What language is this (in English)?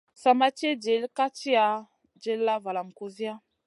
Masana